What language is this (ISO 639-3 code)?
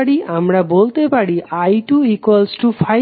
ben